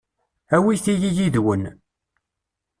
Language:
Kabyle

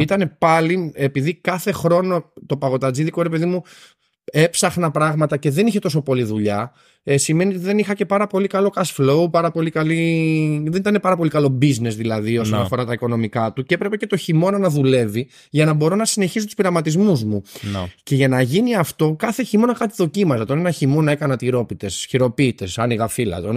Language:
Greek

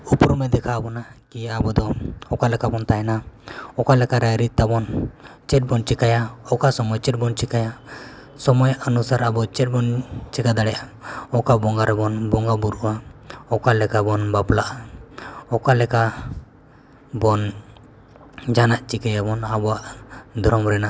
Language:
Santali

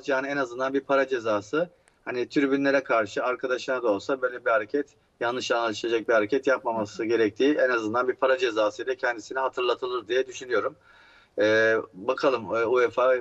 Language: Turkish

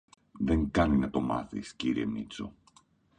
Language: Greek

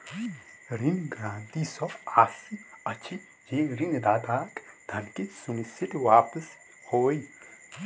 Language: Maithili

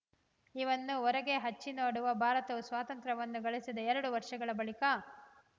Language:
Kannada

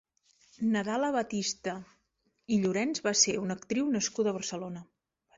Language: Catalan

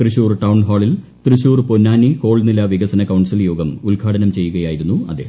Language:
Malayalam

